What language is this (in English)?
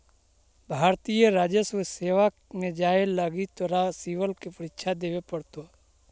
Magahi